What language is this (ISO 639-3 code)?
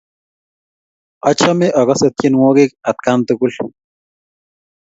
kln